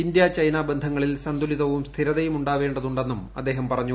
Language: Malayalam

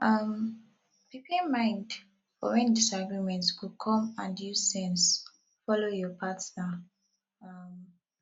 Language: Nigerian Pidgin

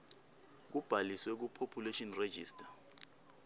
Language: Swati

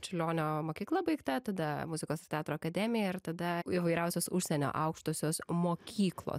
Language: Lithuanian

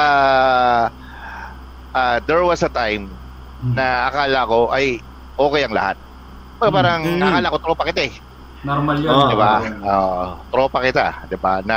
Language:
Filipino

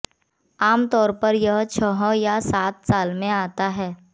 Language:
Hindi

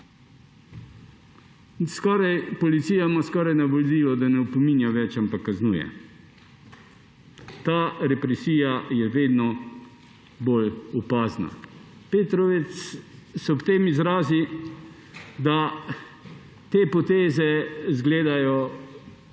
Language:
Slovenian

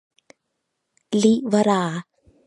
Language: Thai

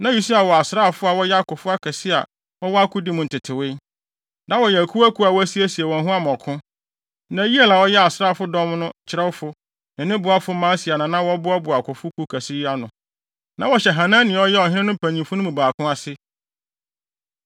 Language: Akan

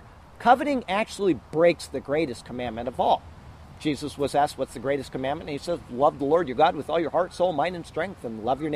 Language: English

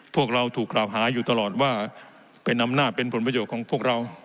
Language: Thai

